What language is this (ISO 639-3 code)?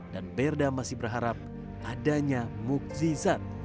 ind